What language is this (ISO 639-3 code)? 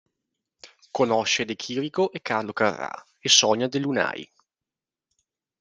ita